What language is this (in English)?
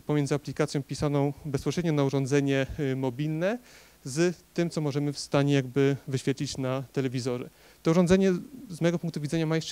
Polish